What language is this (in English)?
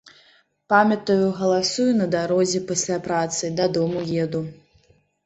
Belarusian